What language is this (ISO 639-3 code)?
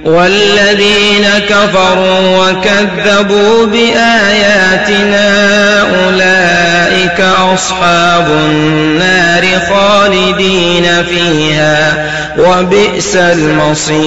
ara